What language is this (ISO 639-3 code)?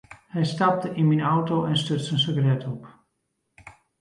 fry